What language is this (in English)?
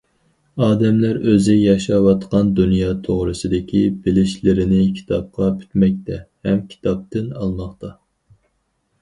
Uyghur